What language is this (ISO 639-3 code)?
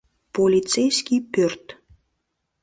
chm